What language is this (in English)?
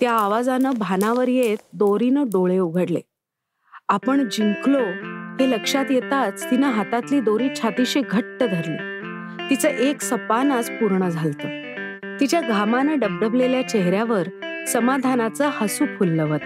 Marathi